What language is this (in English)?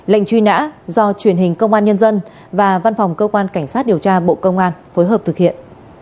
Vietnamese